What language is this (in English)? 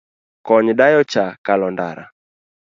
Luo (Kenya and Tanzania)